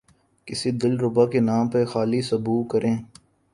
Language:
Urdu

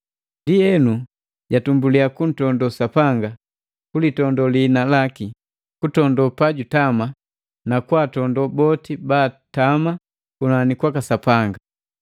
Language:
Matengo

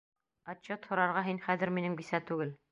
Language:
Bashkir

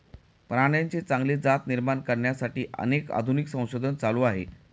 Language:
Marathi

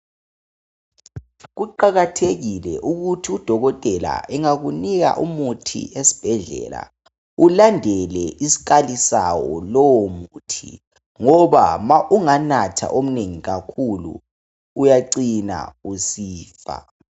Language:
North Ndebele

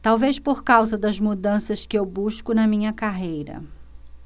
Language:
Portuguese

